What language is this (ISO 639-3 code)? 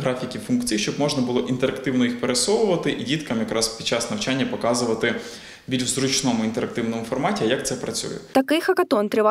ukr